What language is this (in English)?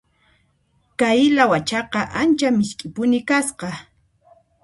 Puno Quechua